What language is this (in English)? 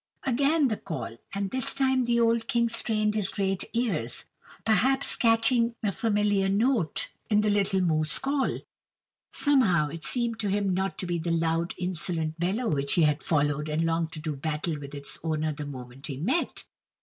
English